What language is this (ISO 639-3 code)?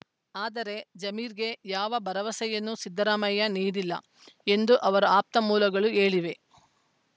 kan